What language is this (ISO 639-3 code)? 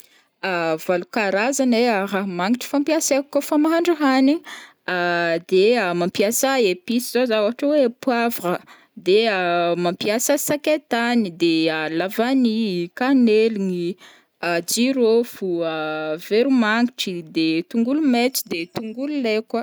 bmm